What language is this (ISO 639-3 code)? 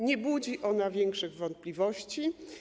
pol